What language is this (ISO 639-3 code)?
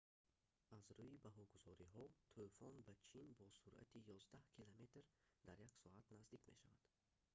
tgk